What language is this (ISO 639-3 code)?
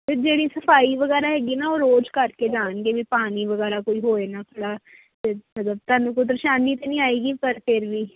pan